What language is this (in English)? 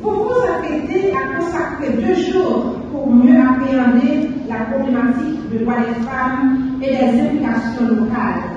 French